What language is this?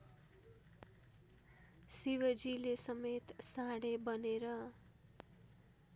Nepali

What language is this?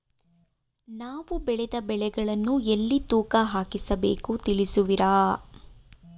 Kannada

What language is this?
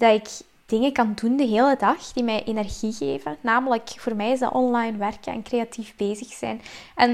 Dutch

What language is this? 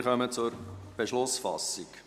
Swiss German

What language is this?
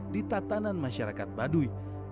Indonesian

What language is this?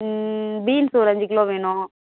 Tamil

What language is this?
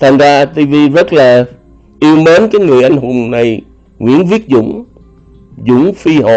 Vietnamese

